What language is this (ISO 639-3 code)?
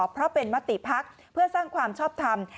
tha